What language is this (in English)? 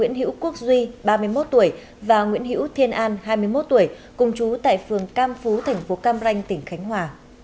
Vietnamese